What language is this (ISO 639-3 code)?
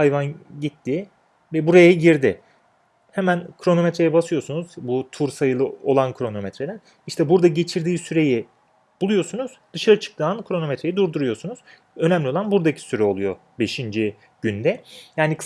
tur